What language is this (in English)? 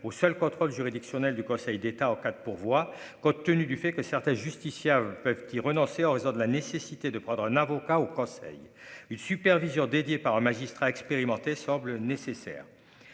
French